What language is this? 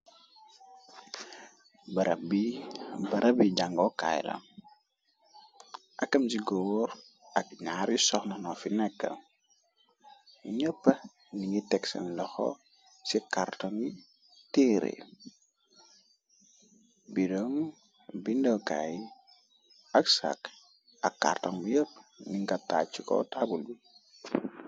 Wolof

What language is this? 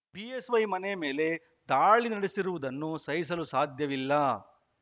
Kannada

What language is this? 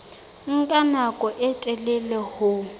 Southern Sotho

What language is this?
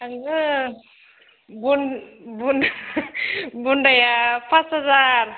Bodo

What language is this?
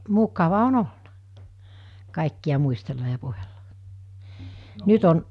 Finnish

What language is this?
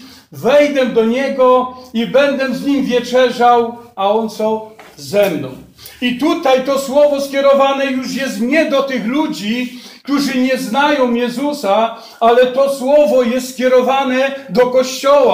Polish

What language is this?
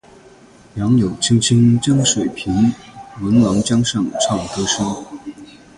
Chinese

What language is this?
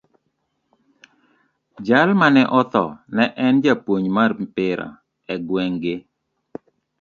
Luo (Kenya and Tanzania)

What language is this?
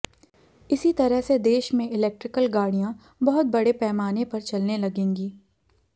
Hindi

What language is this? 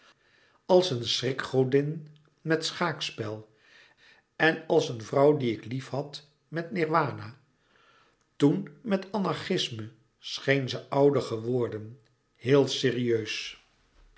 Dutch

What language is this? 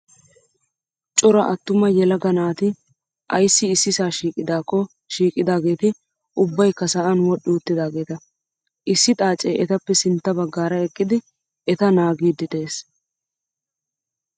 Wolaytta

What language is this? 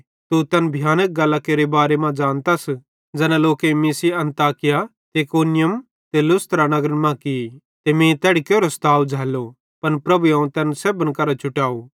Bhadrawahi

